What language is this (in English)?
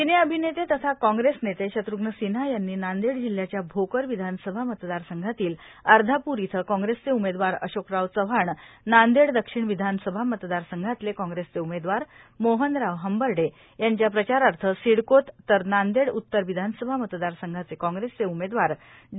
Marathi